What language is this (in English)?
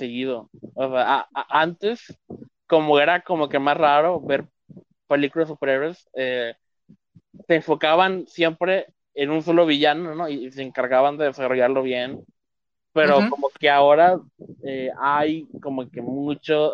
Spanish